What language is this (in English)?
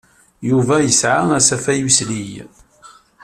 Kabyle